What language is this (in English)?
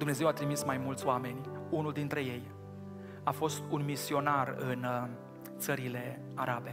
Romanian